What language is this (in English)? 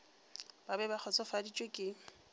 Northern Sotho